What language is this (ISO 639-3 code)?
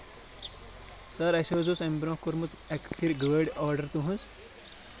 kas